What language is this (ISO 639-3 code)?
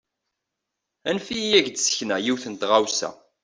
kab